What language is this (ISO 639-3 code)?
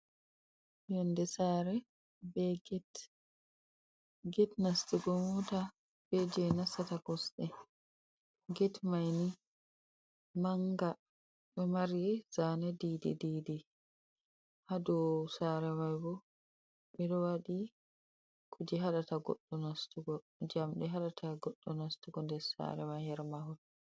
ful